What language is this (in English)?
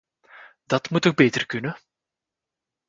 Dutch